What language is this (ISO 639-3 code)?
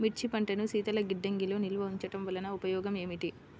tel